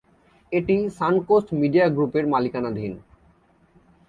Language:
Bangla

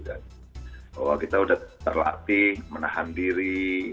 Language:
Indonesian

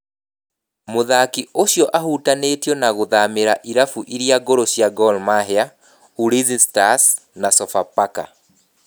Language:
Kikuyu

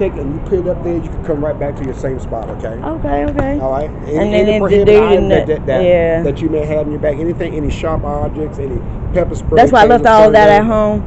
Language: English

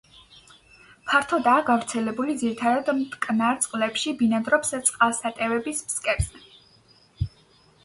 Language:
Georgian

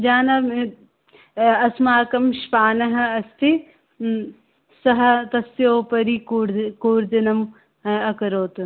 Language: Sanskrit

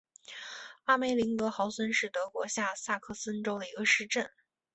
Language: Chinese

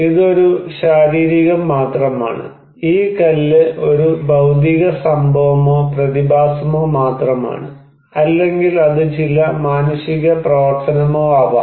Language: Malayalam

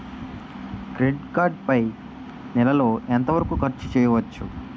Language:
Telugu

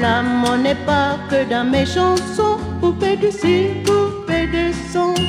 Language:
French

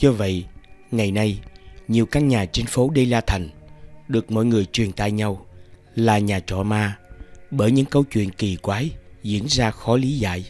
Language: Vietnamese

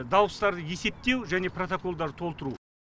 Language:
Kazakh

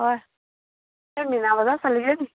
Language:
Assamese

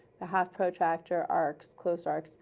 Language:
English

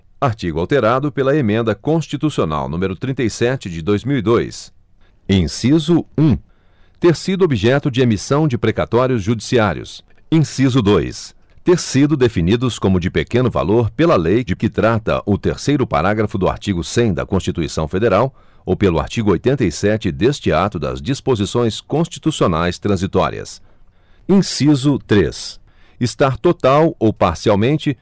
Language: Portuguese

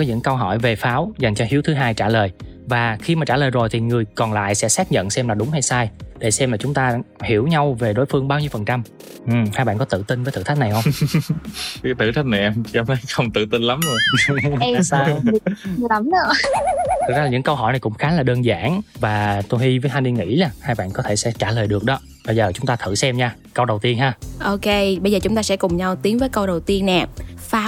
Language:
Vietnamese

